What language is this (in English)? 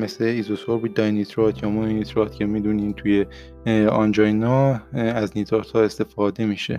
Persian